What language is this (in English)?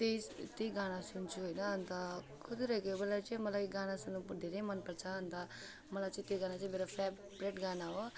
Nepali